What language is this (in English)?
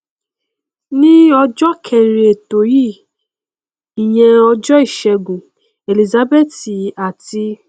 Yoruba